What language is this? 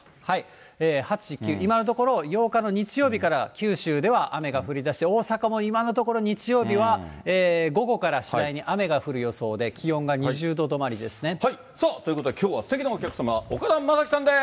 Japanese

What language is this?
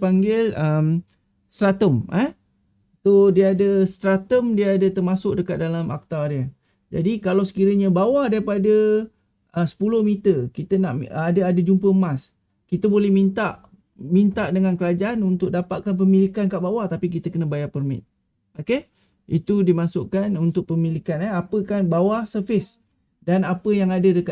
Malay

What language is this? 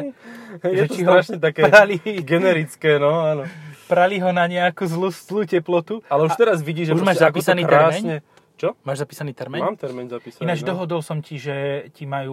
Slovak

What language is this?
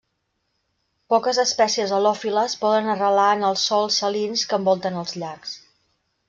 Catalan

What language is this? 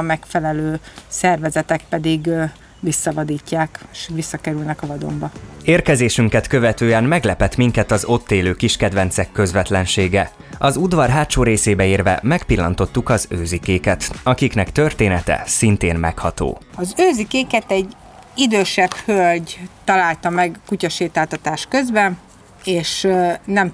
Hungarian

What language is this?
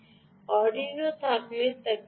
Bangla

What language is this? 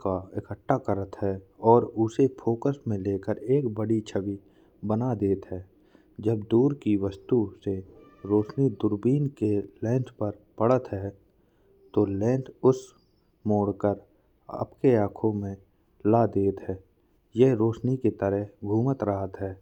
Bundeli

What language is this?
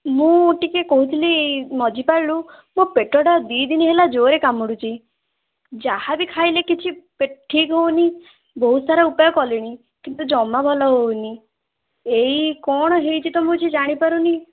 Odia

